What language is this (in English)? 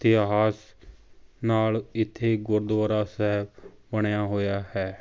Punjabi